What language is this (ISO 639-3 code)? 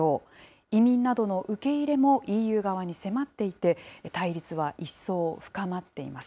jpn